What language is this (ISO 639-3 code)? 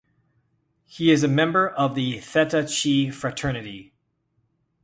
eng